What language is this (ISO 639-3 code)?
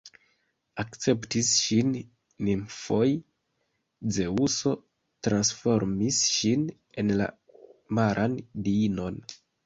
epo